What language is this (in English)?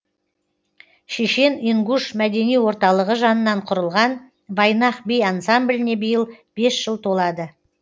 Kazakh